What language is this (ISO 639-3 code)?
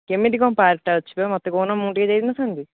ori